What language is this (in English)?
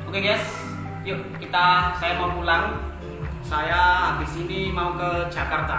Indonesian